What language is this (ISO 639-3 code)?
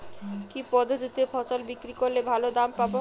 ben